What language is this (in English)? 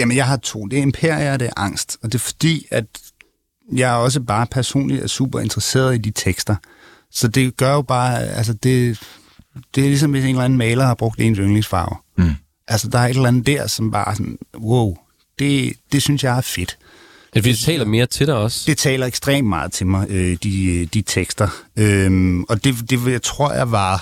Danish